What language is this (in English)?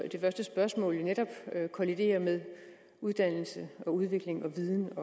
Danish